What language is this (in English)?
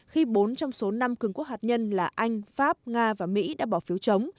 Vietnamese